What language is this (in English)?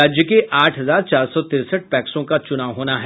Hindi